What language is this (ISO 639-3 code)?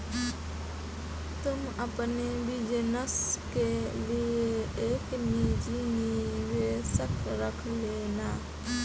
hin